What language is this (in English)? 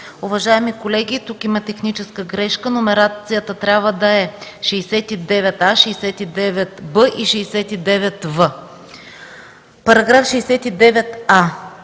Bulgarian